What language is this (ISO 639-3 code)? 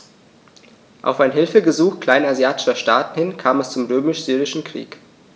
deu